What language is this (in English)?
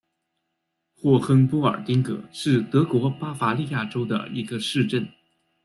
Chinese